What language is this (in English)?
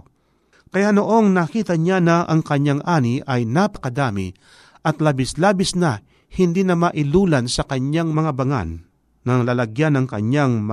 Filipino